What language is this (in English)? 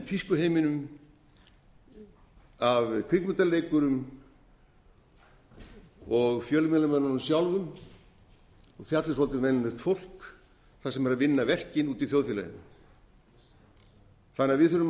Icelandic